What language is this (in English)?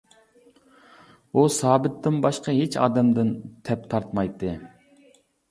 Uyghur